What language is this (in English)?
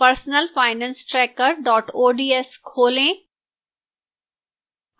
Hindi